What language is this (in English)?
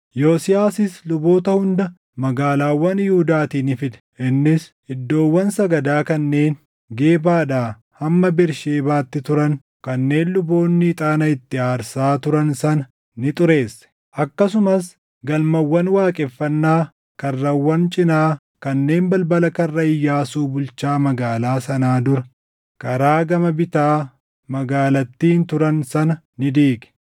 Oromo